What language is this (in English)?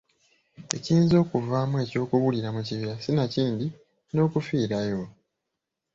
Ganda